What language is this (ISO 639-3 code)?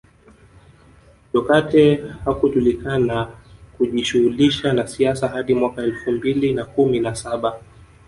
swa